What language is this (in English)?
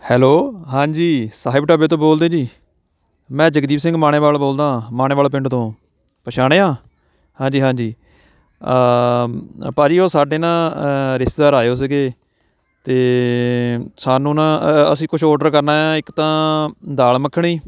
Punjabi